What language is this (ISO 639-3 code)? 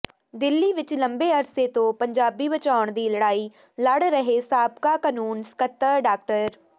pan